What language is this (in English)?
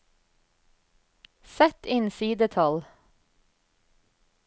Norwegian